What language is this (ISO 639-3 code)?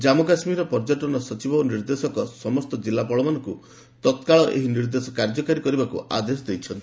ori